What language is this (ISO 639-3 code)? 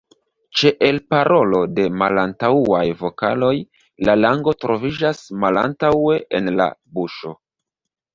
epo